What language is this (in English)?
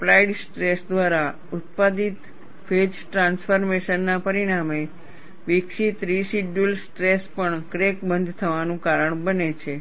Gujarati